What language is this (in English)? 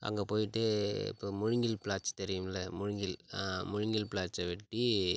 Tamil